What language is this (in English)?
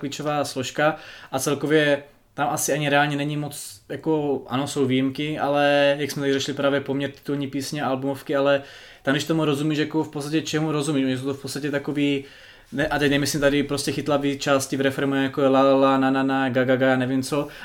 Czech